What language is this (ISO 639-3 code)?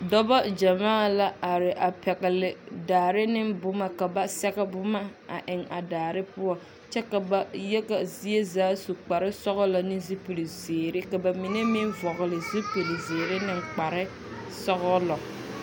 dga